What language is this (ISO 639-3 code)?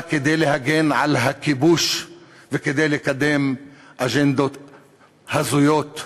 heb